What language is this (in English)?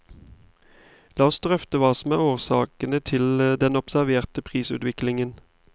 Norwegian